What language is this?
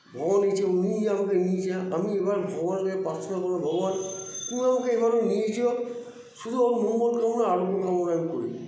Bangla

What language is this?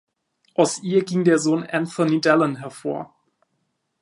German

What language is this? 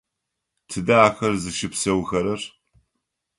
Adyghe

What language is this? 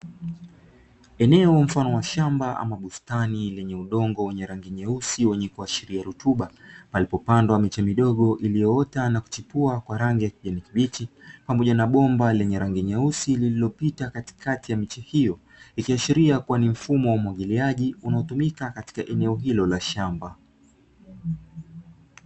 Swahili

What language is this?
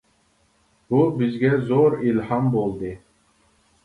Uyghur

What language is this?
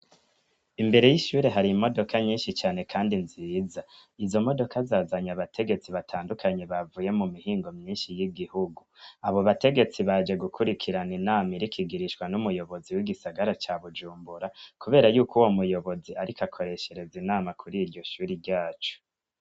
Rundi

